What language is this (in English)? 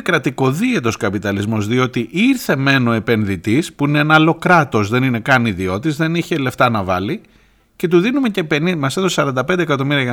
Greek